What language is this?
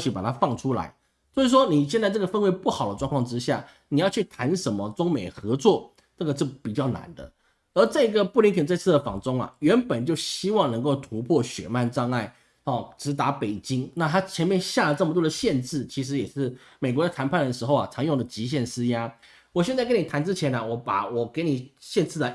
Chinese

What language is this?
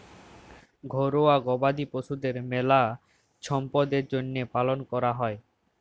Bangla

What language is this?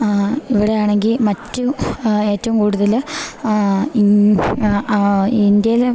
Malayalam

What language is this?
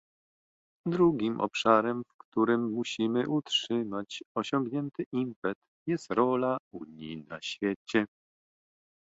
Polish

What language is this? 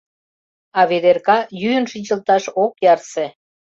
Mari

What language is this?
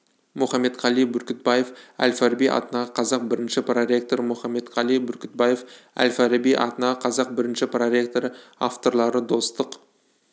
Kazakh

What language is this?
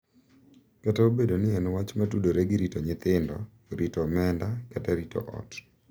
Luo (Kenya and Tanzania)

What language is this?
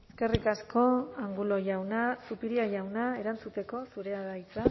Basque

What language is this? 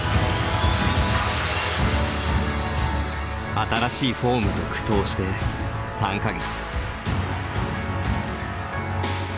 Japanese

